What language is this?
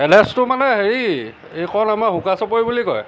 Assamese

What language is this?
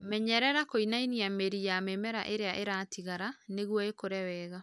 Kikuyu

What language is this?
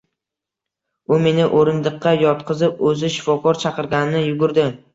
Uzbek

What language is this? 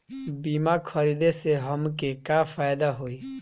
Bhojpuri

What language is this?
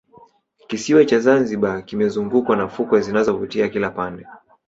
Swahili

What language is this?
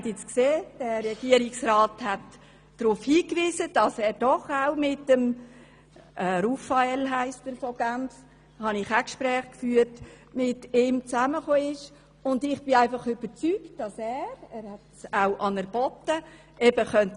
Swiss German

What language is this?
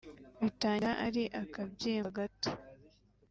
Kinyarwanda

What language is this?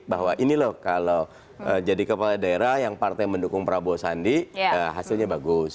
Indonesian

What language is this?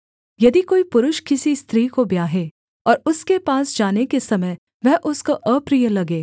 Hindi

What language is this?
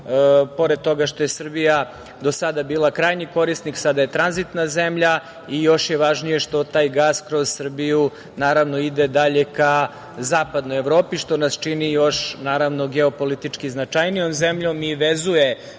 Serbian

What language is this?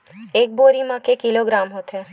Chhattisgarhi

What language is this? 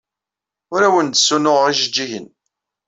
Kabyle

